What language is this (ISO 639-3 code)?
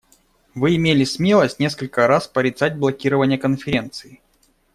rus